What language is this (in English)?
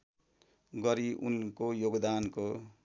Nepali